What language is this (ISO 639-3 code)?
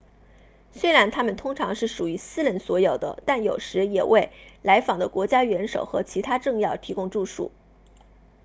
zho